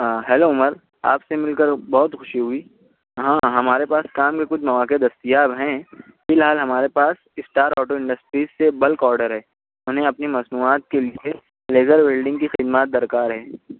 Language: Urdu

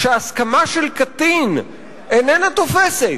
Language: Hebrew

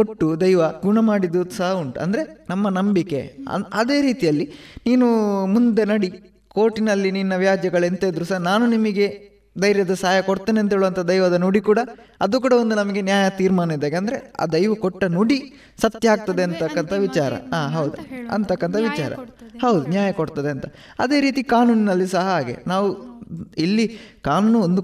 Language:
Kannada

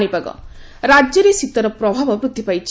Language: Odia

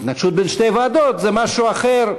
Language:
Hebrew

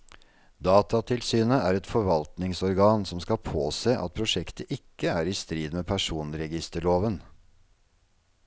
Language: Norwegian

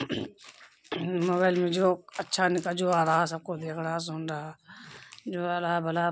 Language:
Urdu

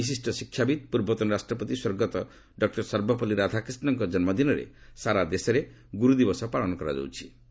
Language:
Odia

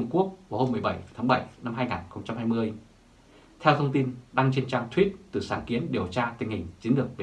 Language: Vietnamese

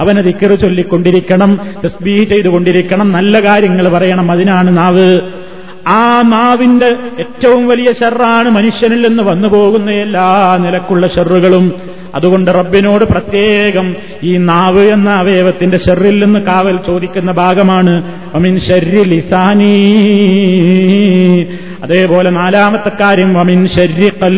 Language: Malayalam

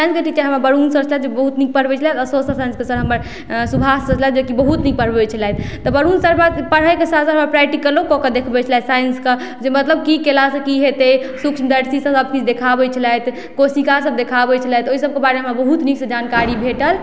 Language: Maithili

